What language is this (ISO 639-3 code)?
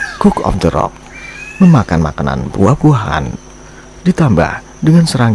ind